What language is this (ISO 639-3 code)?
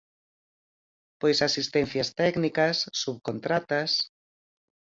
glg